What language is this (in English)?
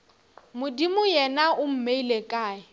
Northern Sotho